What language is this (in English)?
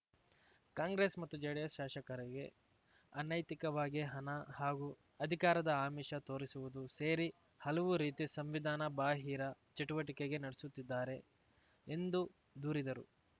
Kannada